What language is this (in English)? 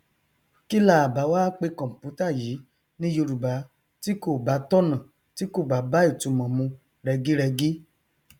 Yoruba